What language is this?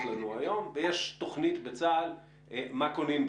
Hebrew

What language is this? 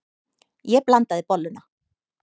Icelandic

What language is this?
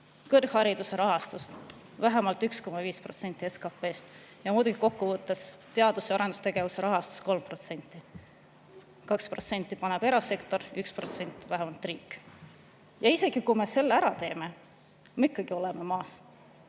Estonian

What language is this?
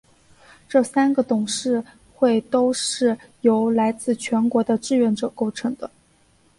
Chinese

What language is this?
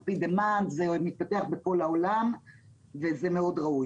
Hebrew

